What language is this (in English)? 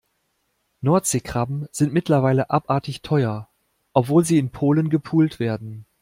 German